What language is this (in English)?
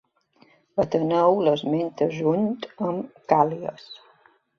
Catalan